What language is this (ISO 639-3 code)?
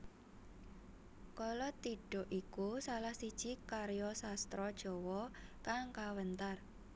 jav